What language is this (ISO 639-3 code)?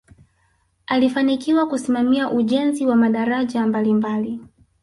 swa